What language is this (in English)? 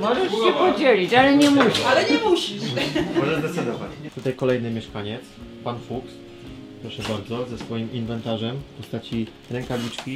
Polish